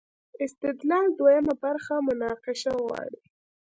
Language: Pashto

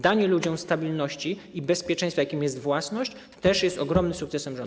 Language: Polish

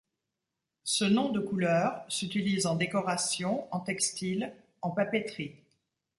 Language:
French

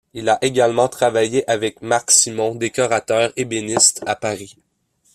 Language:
French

